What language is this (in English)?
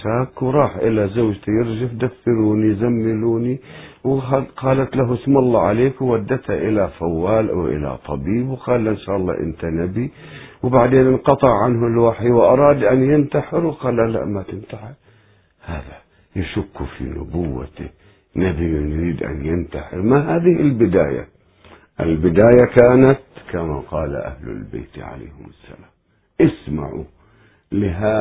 Arabic